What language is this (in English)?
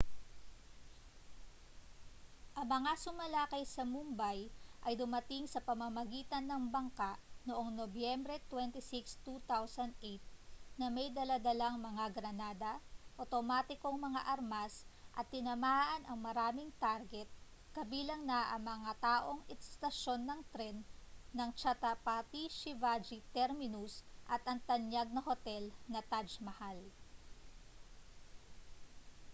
Filipino